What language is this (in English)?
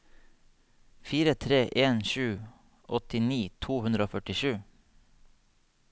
Norwegian